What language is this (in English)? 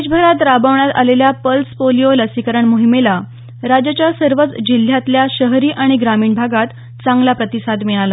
Marathi